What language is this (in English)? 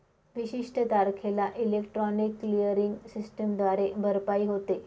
Marathi